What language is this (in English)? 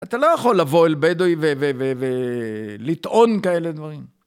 Hebrew